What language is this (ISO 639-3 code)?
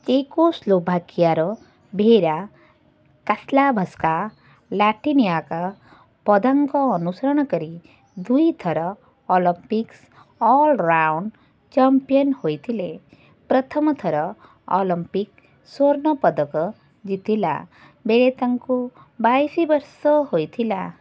ori